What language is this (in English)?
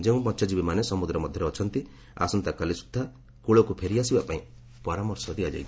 Odia